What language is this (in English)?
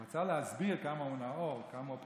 Hebrew